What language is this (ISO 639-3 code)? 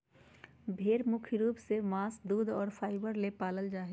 mag